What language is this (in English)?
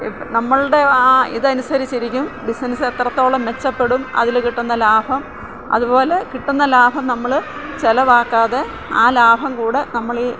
Malayalam